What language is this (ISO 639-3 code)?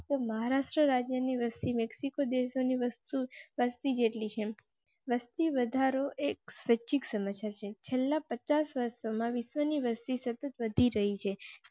guj